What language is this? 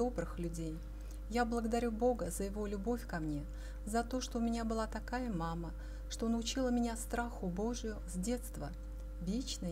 Russian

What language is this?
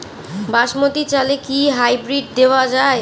Bangla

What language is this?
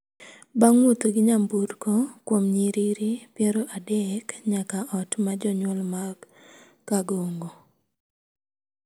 Luo (Kenya and Tanzania)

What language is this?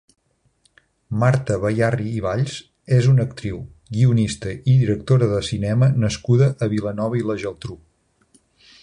Catalan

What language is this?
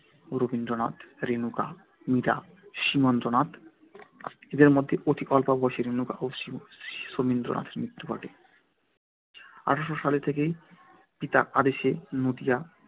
Bangla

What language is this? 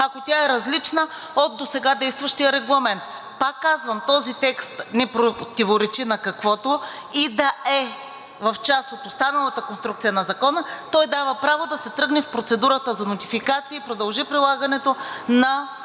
Bulgarian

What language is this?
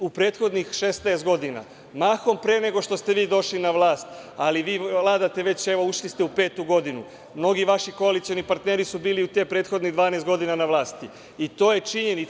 Serbian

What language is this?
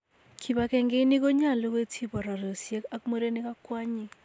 Kalenjin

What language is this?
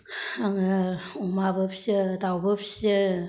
Bodo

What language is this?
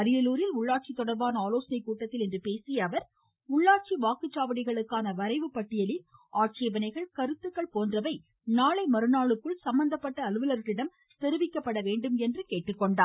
Tamil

